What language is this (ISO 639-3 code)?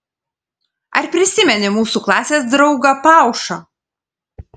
lit